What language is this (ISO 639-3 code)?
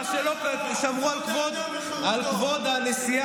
heb